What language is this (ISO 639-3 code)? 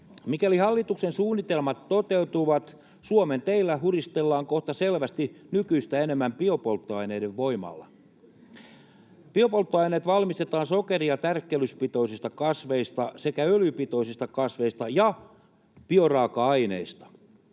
fin